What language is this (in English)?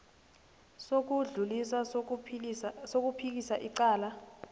South Ndebele